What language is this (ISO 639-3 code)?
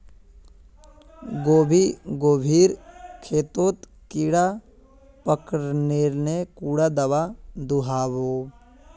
mag